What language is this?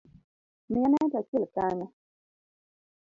Luo (Kenya and Tanzania)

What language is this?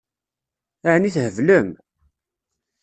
Kabyle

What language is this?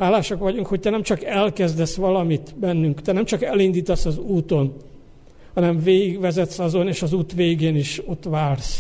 Hungarian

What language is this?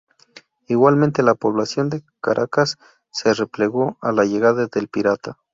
Spanish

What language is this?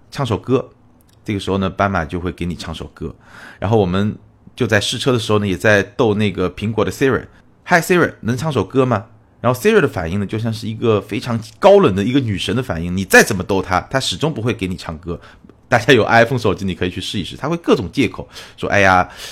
Chinese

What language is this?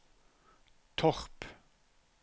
Norwegian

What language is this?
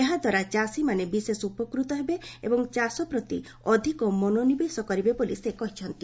Odia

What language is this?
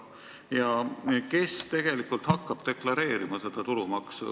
Estonian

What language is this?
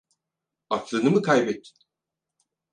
Turkish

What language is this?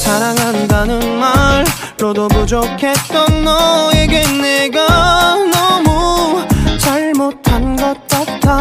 Korean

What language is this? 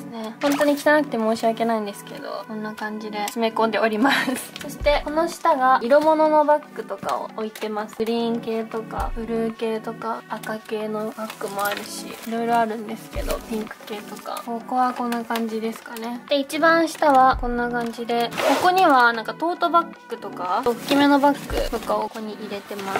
Japanese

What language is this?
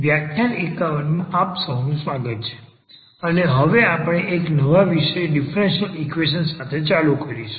Gujarati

